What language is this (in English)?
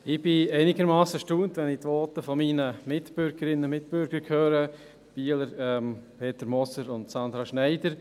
Swiss German